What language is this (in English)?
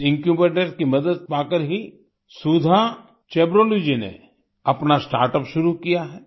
Hindi